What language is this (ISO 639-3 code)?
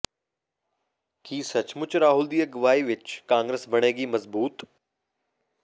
pan